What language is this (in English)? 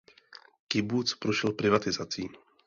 Czech